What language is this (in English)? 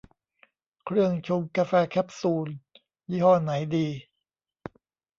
Thai